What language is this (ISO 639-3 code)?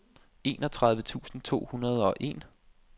dan